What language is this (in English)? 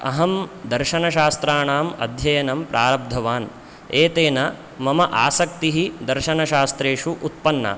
Sanskrit